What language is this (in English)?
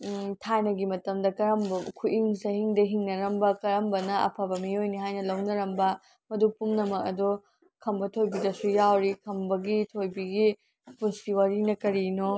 Manipuri